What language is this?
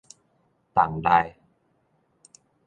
Min Nan Chinese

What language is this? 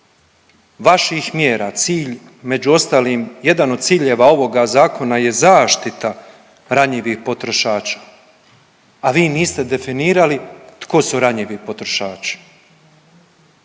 Croatian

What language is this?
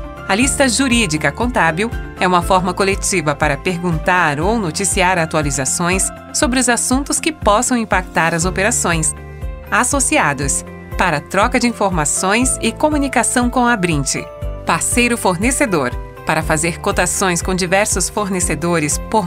Portuguese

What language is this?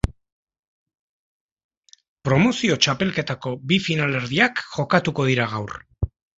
Basque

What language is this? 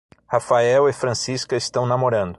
Portuguese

